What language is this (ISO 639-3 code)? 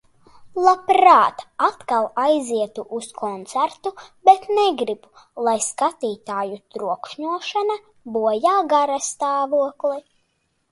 lav